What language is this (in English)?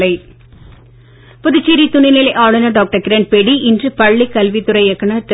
Tamil